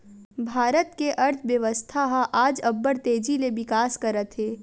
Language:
Chhattisgarhi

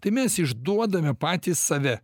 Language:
Lithuanian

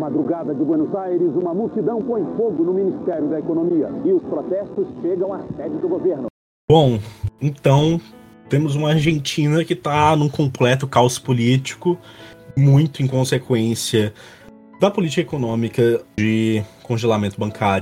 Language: Portuguese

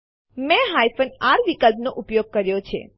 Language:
Gujarati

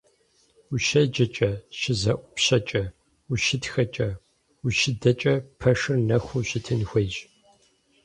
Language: Kabardian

